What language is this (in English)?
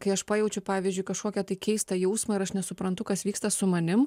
Lithuanian